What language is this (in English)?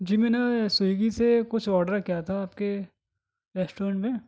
Urdu